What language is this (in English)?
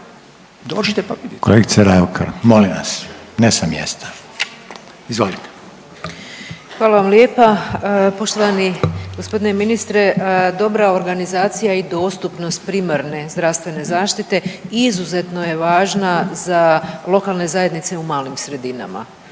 Croatian